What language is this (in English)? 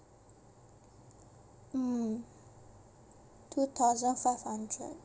English